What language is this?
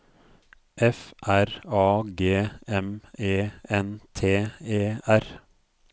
Norwegian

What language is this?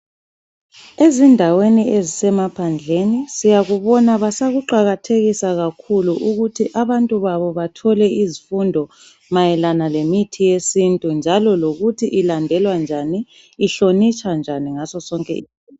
North Ndebele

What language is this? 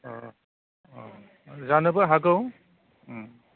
Bodo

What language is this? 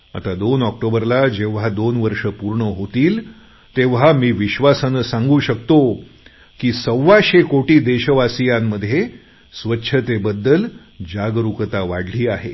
Marathi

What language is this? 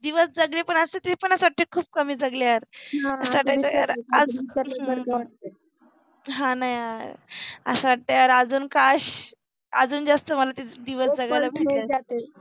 Marathi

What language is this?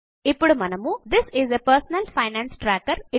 Telugu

